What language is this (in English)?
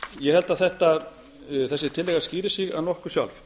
Icelandic